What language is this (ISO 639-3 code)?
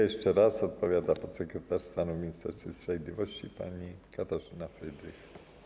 pol